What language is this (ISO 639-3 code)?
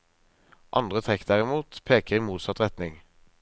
nor